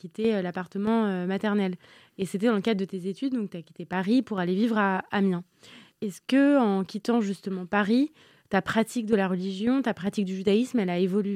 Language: French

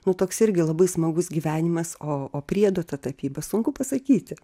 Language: Lithuanian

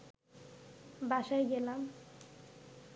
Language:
Bangla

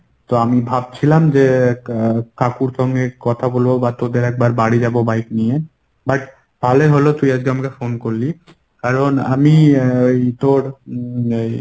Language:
Bangla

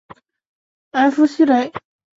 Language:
Chinese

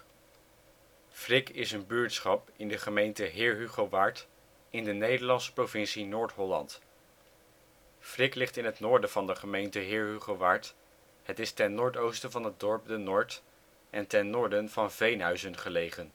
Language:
Dutch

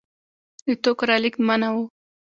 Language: Pashto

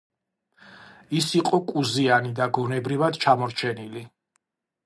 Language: Georgian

